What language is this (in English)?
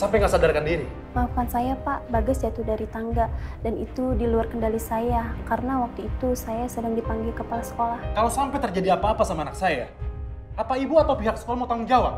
Indonesian